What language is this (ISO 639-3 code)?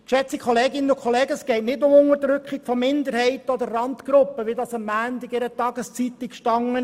gsw